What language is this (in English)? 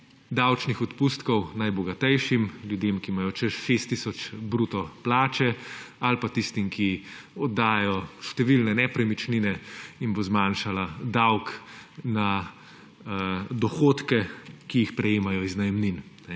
Slovenian